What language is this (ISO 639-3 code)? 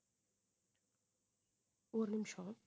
tam